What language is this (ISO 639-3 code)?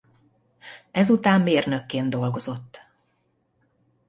hun